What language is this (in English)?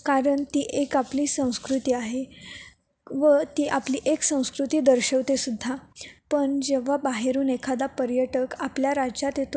Marathi